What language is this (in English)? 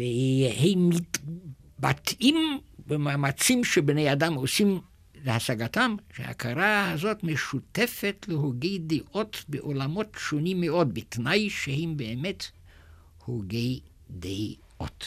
Hebrew